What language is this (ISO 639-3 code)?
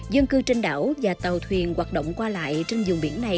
vie